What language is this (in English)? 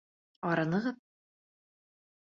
Bashkir